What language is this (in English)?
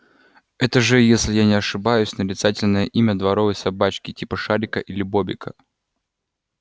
Russian